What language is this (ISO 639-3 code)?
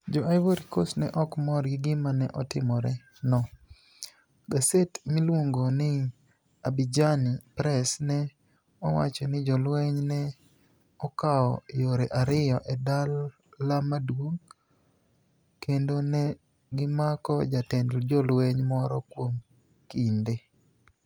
luo